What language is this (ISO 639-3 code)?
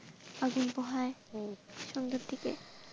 ben